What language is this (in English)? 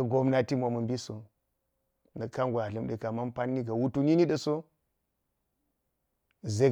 Geji